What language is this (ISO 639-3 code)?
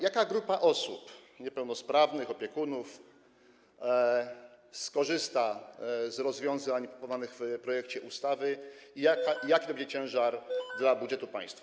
pol